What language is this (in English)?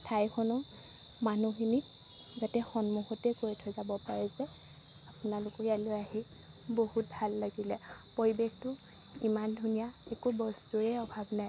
Assamese